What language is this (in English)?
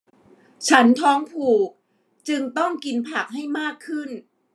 Thai